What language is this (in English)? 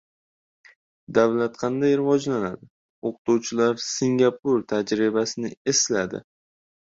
Uzbek